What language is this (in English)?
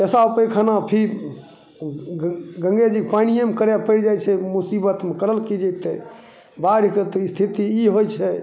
Maithili